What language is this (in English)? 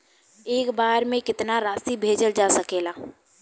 Bhojpuri